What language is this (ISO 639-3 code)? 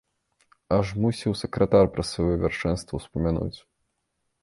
bel